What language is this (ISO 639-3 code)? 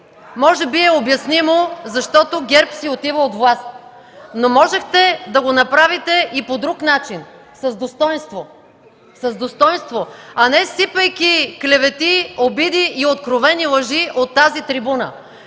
bul